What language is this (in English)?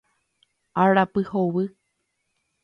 Guarani